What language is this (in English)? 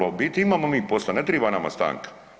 Croatian